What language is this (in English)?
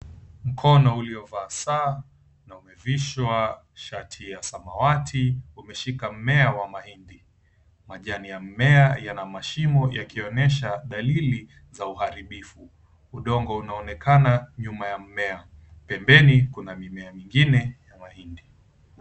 Swahili